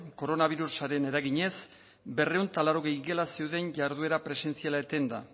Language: Basque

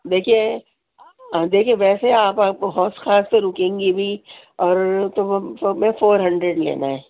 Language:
Urdu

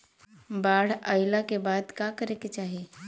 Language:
Bhojpuri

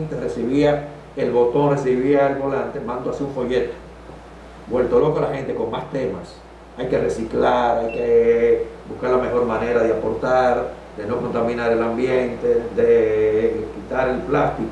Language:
Spanish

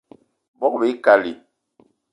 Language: Eton (Cameroon)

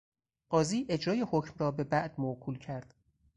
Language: Persian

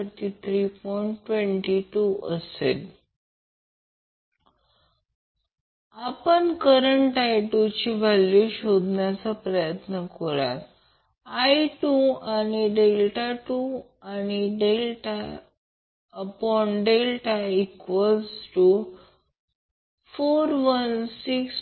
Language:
Marathi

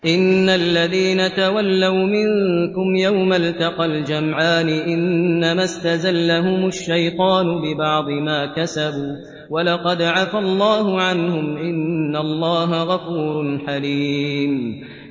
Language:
Arabic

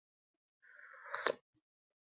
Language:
Pashto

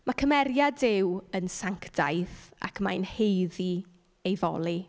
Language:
Welsh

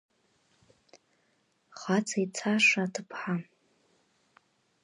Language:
Abkhazian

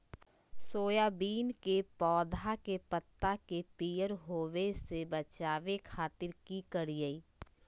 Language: Magahi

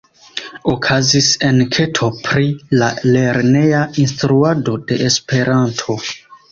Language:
Esperanto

